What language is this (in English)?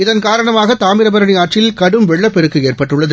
Tamil